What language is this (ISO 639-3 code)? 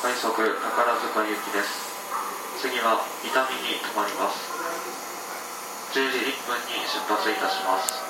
jpn